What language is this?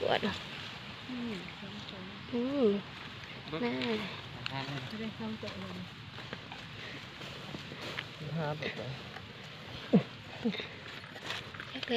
Thai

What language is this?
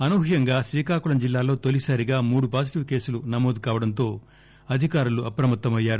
Telugu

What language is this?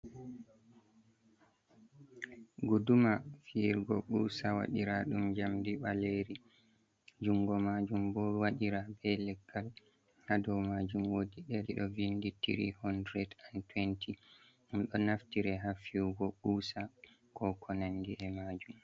Fula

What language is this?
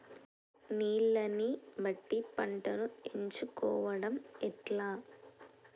Telugu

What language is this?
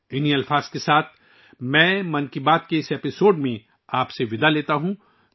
Urdu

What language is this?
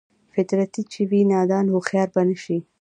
Pashto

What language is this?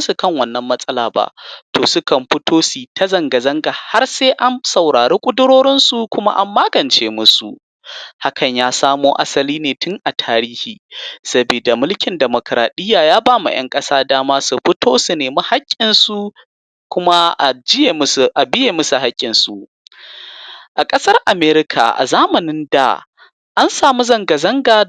Hausa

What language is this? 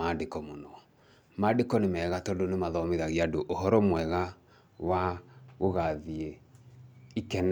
Kikuyu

